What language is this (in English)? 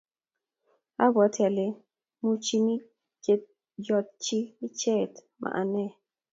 Kalenjin